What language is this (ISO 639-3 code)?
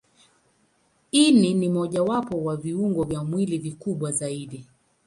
swa